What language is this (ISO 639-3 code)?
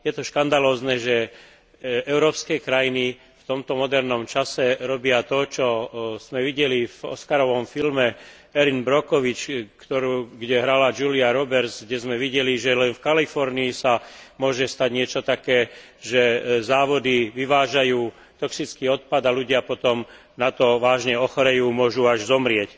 slk